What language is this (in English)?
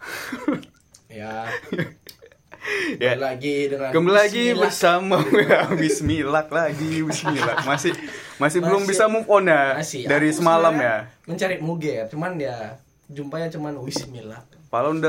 Indonesian